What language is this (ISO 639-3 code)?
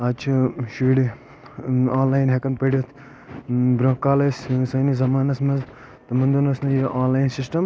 kas